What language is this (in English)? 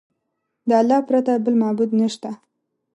Pashto